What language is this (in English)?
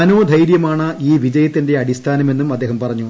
Malayalam